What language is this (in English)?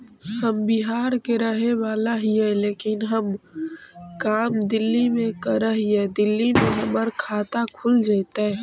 Magahi